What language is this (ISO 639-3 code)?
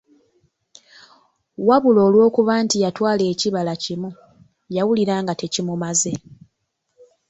lug